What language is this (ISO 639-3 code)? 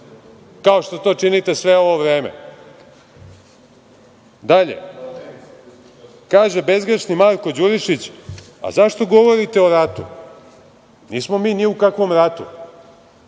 srp